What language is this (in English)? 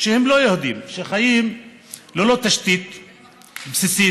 Hebrew